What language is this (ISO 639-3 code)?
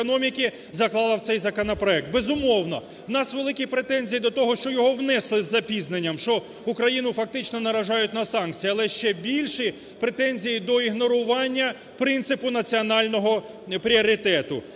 ukr